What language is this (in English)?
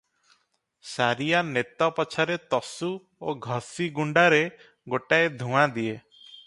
Odia